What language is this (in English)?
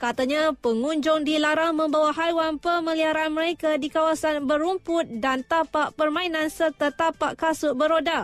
Malay